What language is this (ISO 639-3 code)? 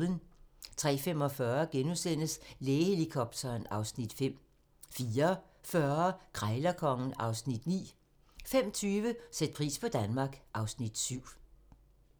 dan